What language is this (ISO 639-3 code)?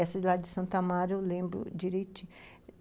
por